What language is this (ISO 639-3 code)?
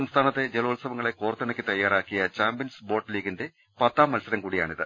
mal